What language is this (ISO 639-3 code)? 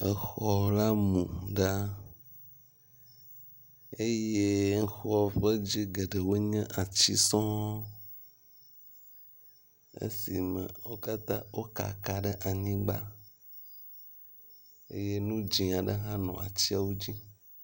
ewe